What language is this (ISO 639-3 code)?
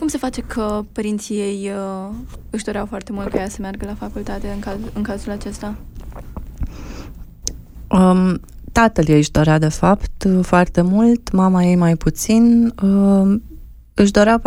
ron